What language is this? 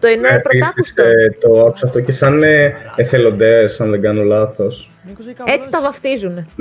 Greek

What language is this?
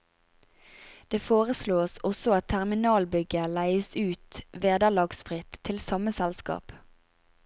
Norwegian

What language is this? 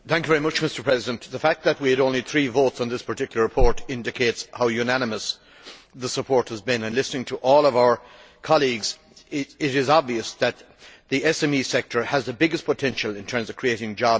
English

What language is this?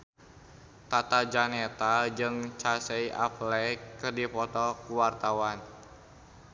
Sundanese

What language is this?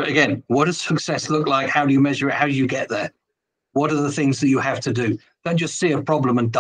English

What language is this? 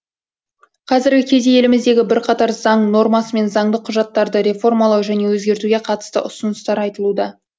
Kazakh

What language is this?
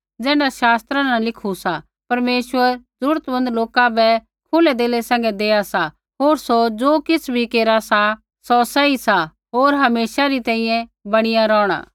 Kullu Pahari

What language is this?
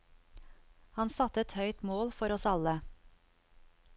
Norwegian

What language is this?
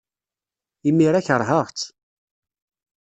Kabyle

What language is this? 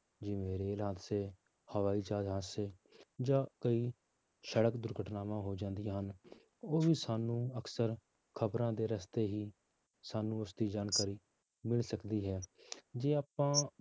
Punjabi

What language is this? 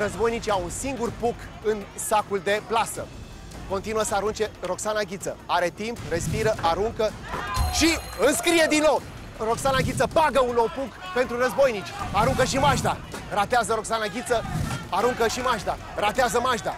Romanian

